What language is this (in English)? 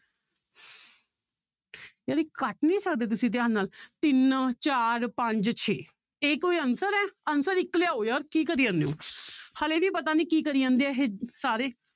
Punjabi